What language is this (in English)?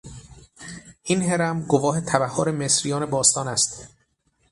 Persian